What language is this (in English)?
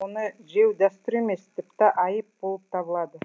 Kazakh